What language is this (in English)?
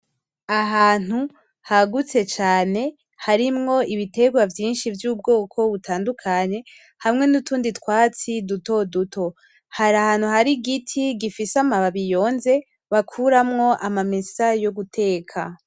Rundi